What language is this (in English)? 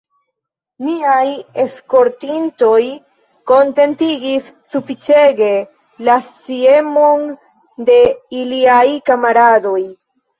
Esperanto